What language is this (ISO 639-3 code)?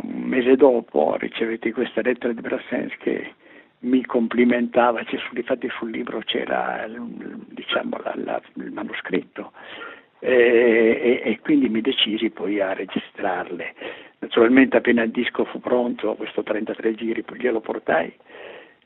ita